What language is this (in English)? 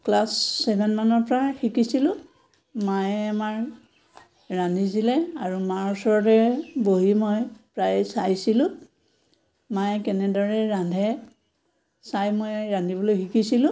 Assamese